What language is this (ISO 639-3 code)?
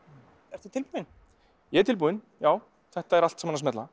isl